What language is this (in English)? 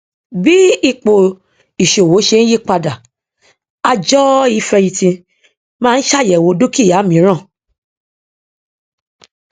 Yoruba